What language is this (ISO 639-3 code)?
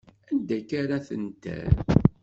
kab